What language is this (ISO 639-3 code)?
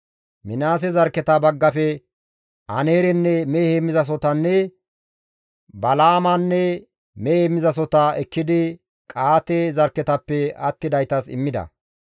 gmv